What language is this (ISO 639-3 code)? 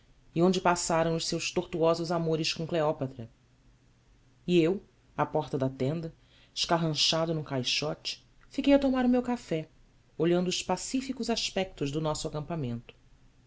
por